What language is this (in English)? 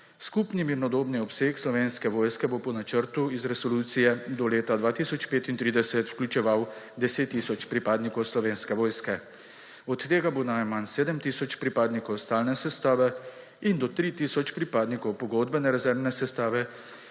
Slovenian